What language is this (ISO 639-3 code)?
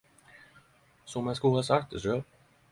nno